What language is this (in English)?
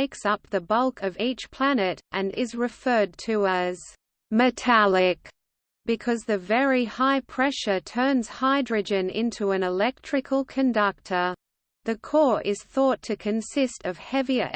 English